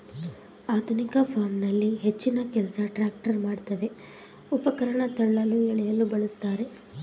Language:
Kannada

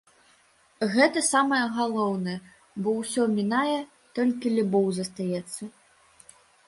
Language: Belarusian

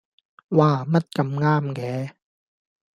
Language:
Cantonese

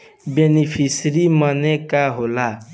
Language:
Bhojpuri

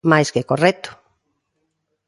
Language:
Galician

